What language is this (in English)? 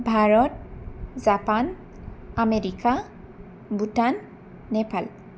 Bodo